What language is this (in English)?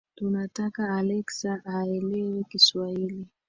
Swahili